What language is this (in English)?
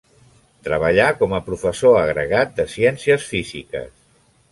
Catalan